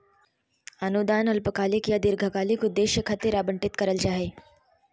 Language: Magahi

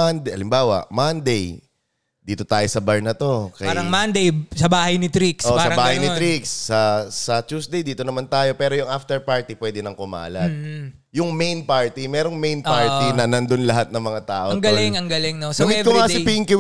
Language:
Filipino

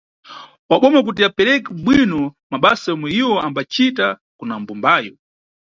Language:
Nyungwe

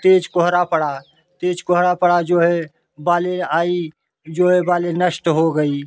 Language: Hindi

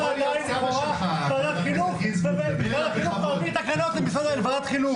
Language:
Hebrew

